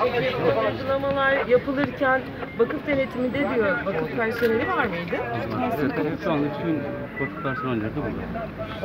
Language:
Turkish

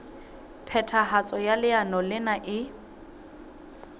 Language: Southern Sotho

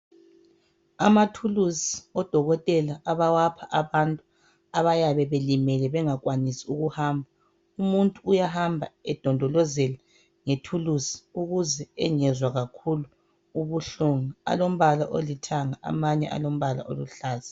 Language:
North Ndebele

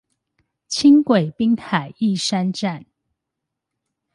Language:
Chinese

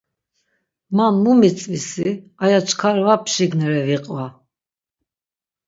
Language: Laz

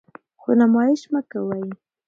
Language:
Pashto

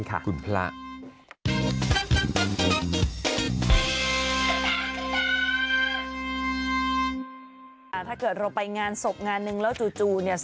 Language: Thai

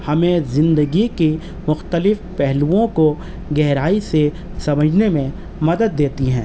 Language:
Urdu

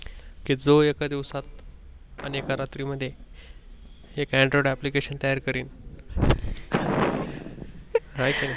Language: Marathi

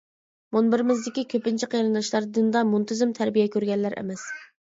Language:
Uyghur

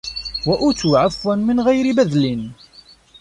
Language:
Arabic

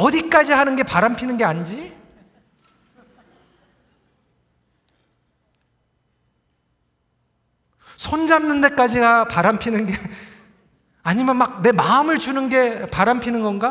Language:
Korean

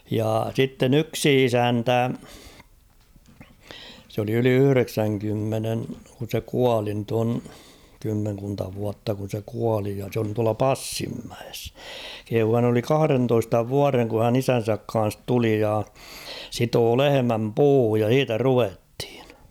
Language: Finnish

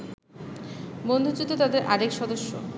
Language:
Bangla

